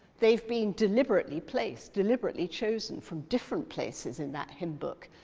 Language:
English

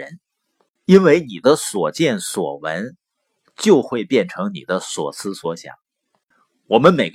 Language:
Chinese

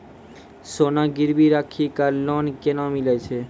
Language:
Maithili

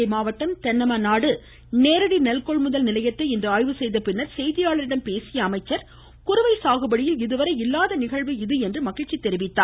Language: Tamil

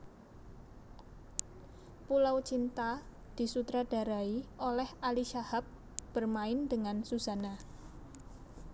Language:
Javanese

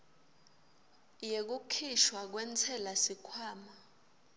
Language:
Swati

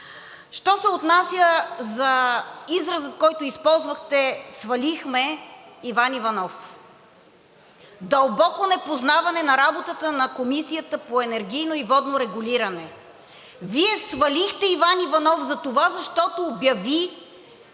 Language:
Bulgarian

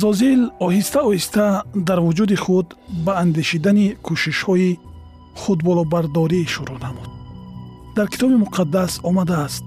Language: Persian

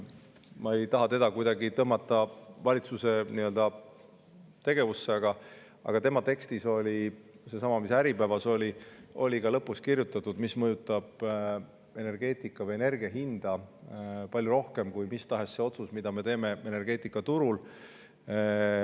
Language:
Estonian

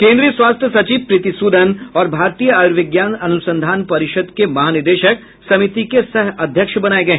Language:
Hindi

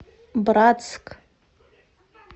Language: Russian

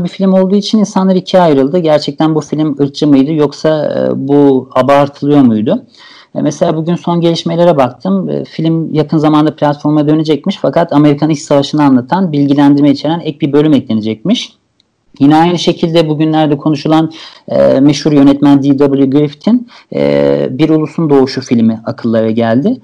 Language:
Turkish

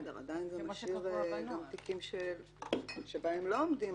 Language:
Hebrew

